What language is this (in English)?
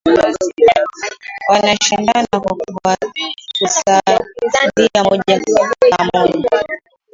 Swahili